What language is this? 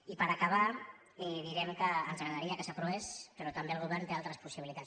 Catalan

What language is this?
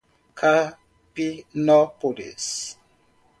Portuguese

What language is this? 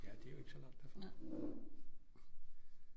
Danish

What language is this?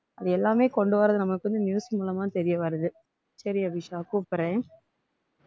Tamil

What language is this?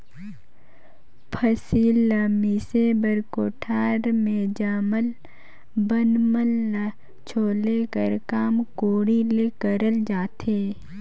Chhattisgarhi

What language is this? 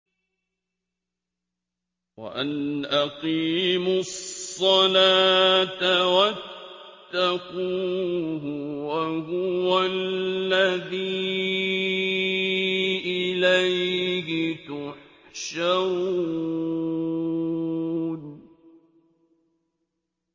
Arabic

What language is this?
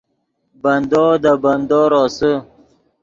Yidgha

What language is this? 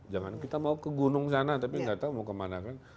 Indonesian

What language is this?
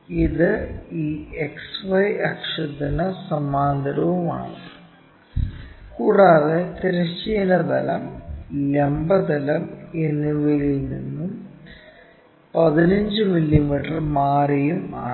Malayalam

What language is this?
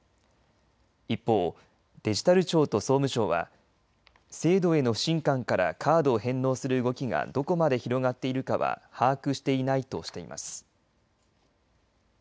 Japanese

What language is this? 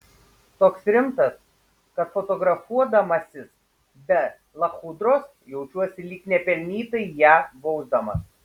Lithuanian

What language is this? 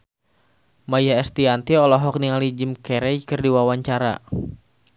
Sundanese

